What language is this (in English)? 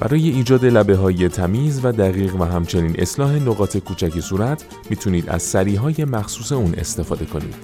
Persian